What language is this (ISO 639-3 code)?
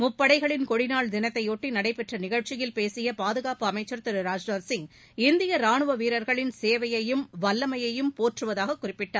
tam